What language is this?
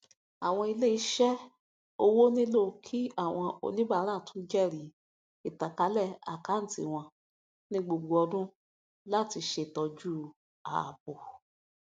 Yoruba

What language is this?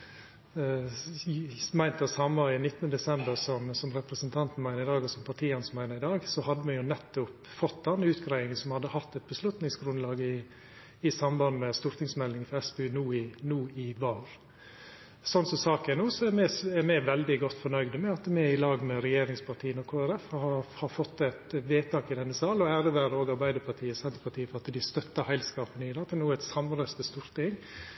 Norwegian Nynorsk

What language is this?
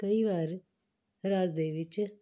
Punjabi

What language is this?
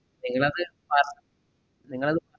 Malayalam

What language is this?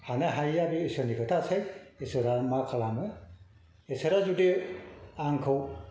Bodo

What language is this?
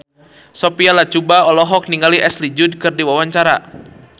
Sundanese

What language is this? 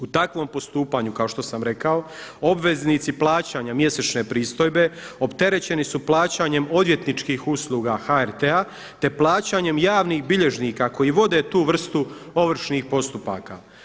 Croatian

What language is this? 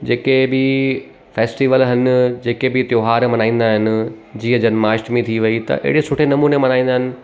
Sindhi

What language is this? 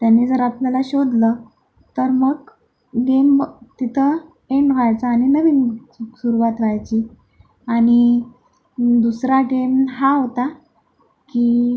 Marathi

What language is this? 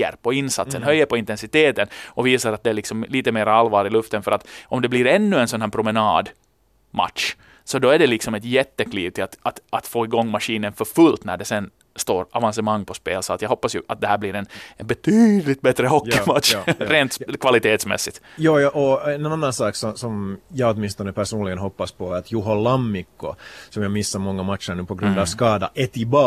Swedish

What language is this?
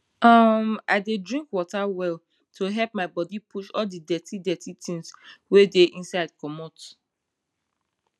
Nigerian Pidgin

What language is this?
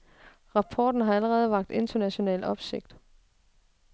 Danish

